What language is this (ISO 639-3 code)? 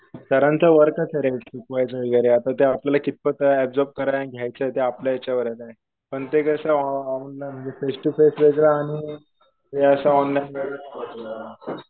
mar